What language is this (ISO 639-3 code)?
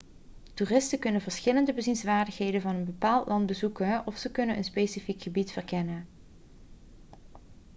nld